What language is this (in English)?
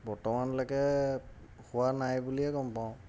Assamese